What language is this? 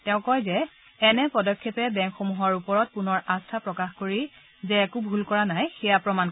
Assamese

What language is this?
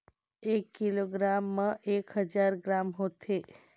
Chhattisgarhi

